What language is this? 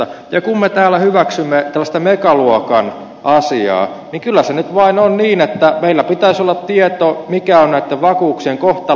Finnish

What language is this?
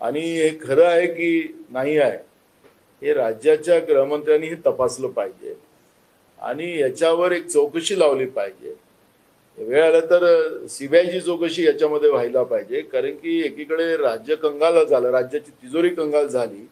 Marathi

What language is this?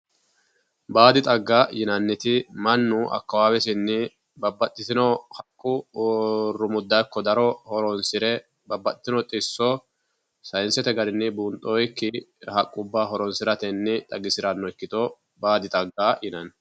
Sidamo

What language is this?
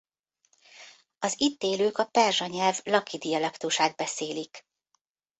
Hungarian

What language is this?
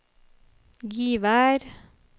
Norwegian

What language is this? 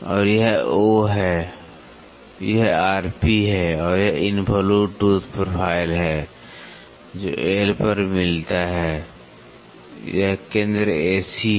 Hindi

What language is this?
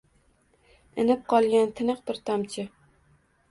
Uzbek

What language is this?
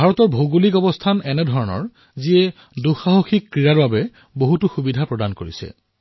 Assamese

